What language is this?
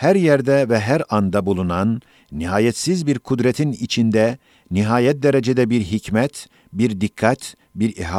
Turkish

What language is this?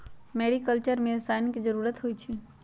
Magahi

